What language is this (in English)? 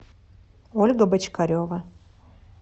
Russian